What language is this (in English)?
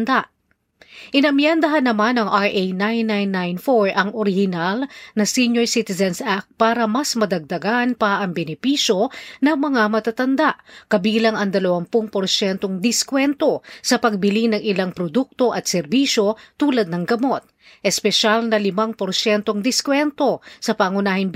Filipino